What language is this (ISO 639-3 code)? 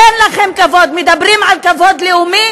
heb